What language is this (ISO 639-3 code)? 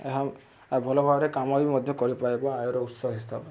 ori